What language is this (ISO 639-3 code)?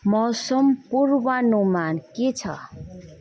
nep